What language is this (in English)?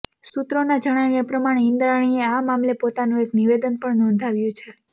Gujarati